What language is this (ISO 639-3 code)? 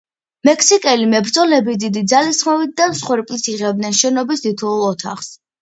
kat